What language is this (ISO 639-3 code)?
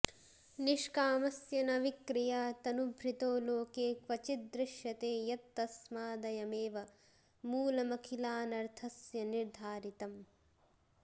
san